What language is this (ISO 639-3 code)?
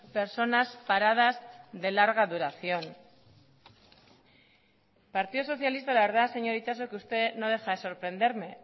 spa